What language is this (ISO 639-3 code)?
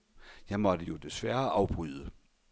dan